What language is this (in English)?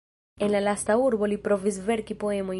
Esperanto